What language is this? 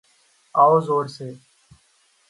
Urdu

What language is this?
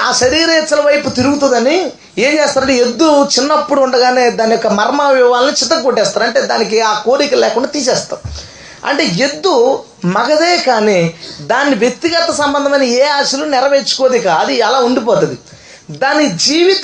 Telugu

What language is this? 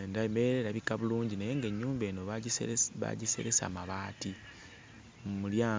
Ganda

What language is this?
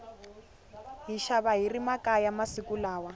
Tsonga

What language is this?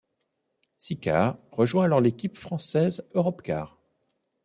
French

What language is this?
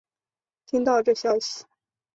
Chinese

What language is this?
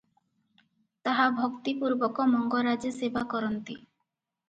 Odia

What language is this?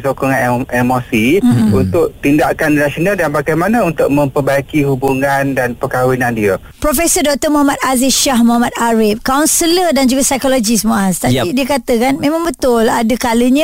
Malay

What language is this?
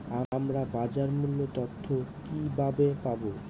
Bangla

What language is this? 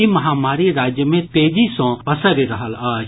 Maithili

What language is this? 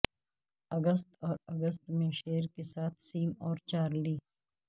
Urdu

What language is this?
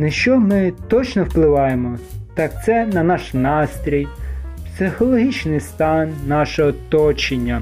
Ukrainian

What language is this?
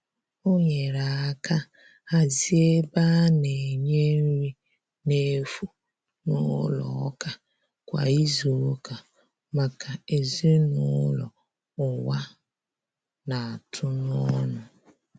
Igbo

